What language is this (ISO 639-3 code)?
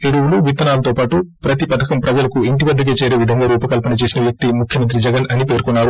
tel